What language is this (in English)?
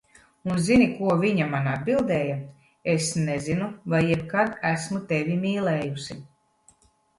Latvian